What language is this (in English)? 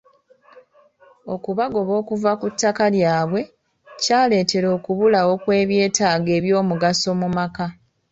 Ganda